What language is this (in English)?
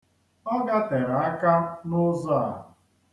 Igbo